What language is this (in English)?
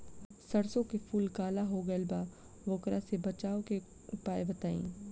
Bhojpuri